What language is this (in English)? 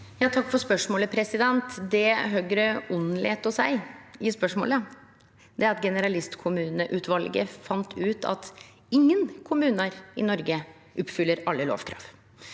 Norwegian